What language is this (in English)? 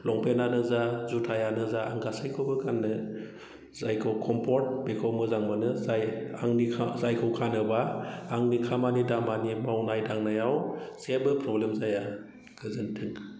Bodo